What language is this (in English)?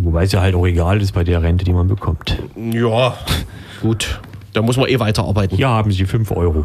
German